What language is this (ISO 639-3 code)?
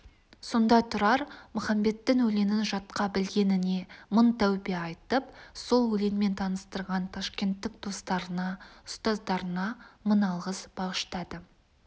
kaz